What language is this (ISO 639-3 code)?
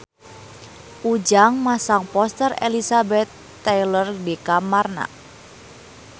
sun